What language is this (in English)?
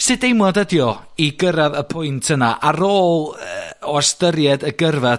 Welsh